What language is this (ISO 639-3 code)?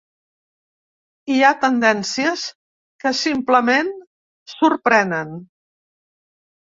cat